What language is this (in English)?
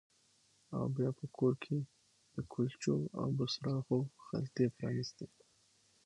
Pashto